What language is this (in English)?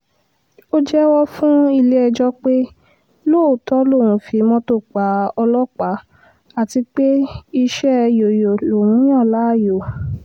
Yoruba